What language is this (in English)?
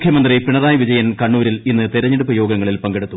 Malayalam